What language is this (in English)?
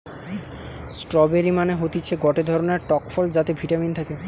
Bangla